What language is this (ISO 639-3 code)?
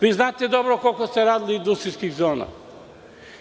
srp